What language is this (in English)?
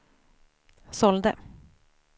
Swedish